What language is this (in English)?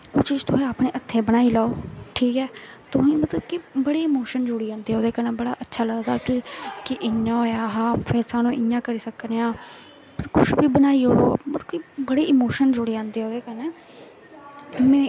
Dogri